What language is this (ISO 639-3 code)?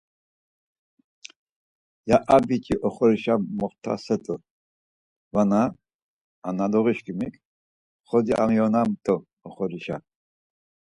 lzz